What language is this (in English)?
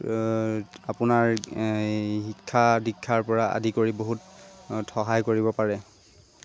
Assamese